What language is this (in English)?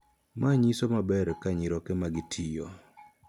Luo (Kenya and Tanzania)